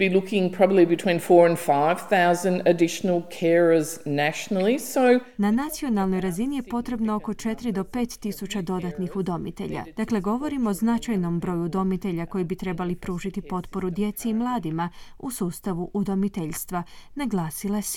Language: Croatian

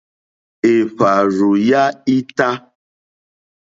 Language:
Mokpwe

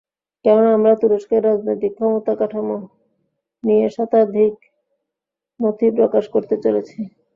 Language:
Bangla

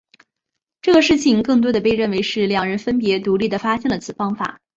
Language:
Chinese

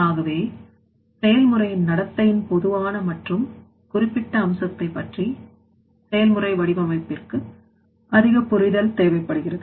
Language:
Tamil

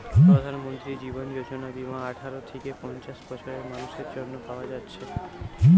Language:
Bangla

